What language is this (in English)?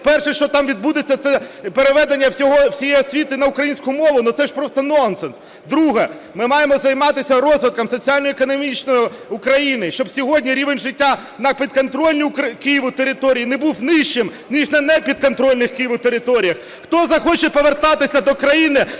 Ukrainian